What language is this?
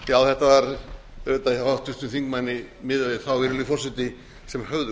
Icelandic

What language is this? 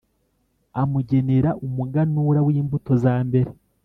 Kinyarwanda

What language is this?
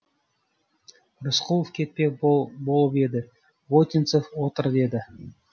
Kazakh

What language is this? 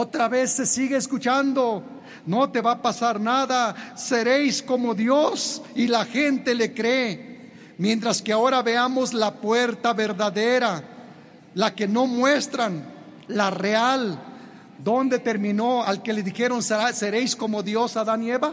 Spanish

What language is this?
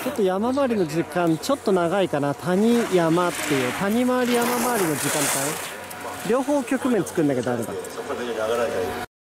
Japanese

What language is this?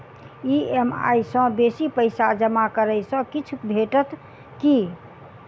Maithili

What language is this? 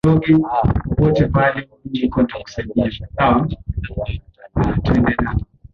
Swahili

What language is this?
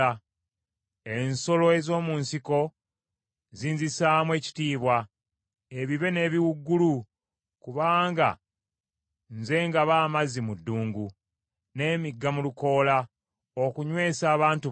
Ganda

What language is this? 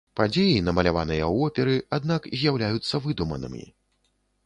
Belarusian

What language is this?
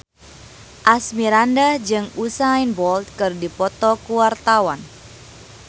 Sundanese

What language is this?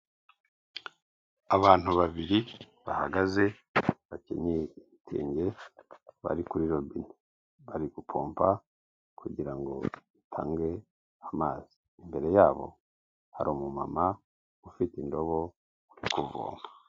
Kinyarwanda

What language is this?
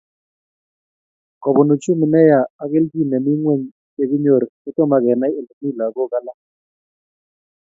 Kalenjin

